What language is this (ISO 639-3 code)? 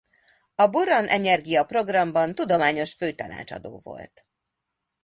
hun